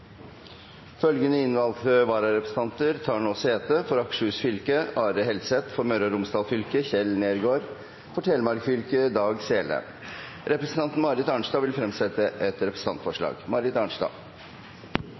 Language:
Norwegian Bokmål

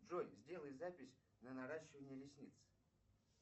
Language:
Russian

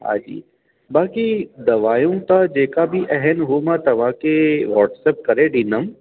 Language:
Sindhi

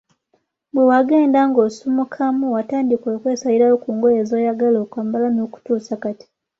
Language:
Ganda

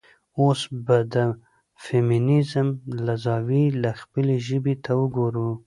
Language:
Pashto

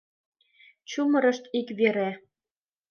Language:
Mari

